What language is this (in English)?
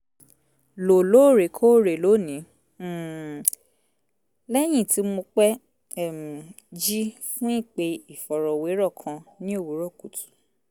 Yoruba